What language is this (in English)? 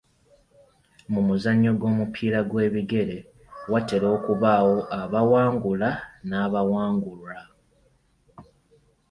Ganda